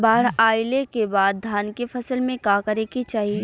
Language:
Bhojpuri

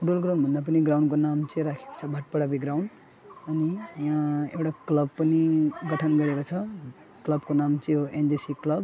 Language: Nepali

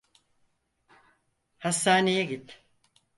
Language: Turkish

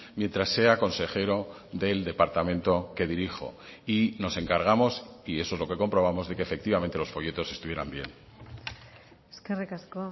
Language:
Spanish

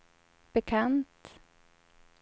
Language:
Swedish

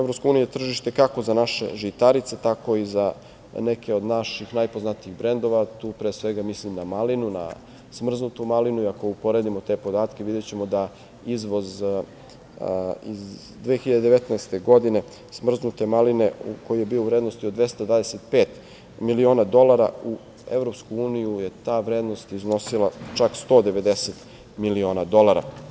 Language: Serbian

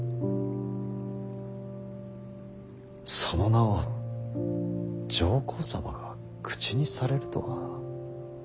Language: Japanese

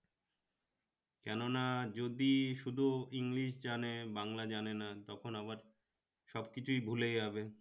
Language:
Bangla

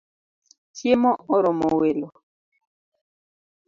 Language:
Luo (Kenya and Tanzania)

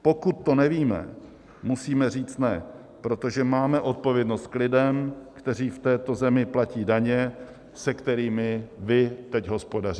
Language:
Czech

